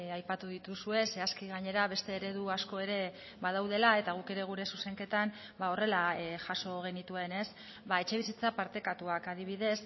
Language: Basque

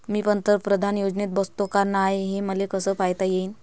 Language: Marathi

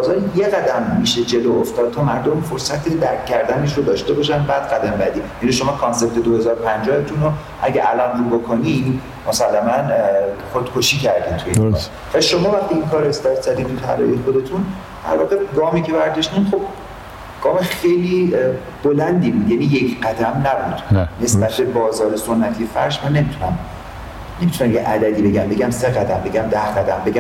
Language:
Persian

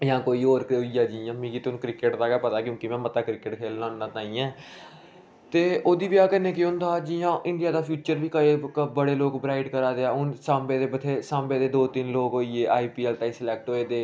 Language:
Dogri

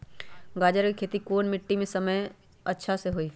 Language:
Magahi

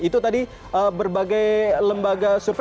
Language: Indonesian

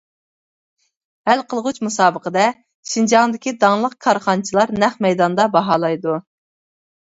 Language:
Uyghur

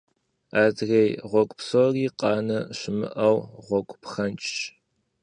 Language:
Kabardian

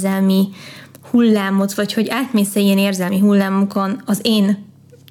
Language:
Hungarian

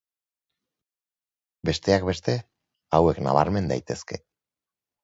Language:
Basque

